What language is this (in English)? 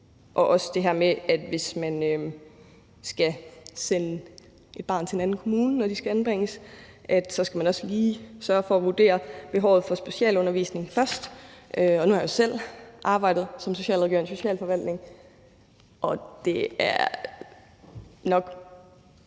Danish